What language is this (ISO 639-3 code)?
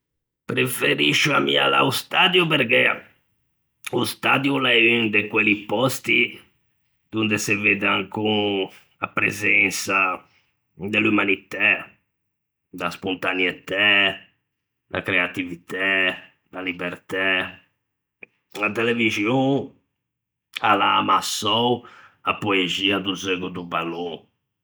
lij